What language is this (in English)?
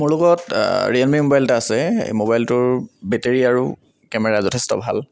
Assamese